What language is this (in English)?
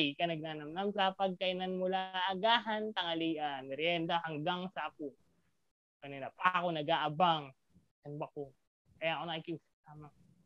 Filipino